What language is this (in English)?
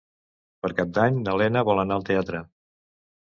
Catalan